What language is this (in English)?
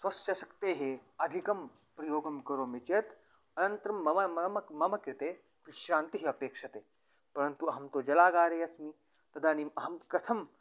Sanskrit